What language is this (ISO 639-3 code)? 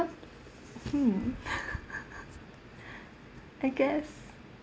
eng